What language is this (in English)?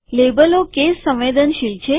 Gujarati